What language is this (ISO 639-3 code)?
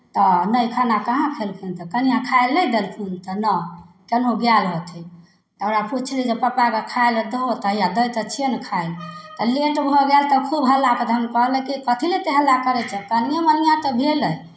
mai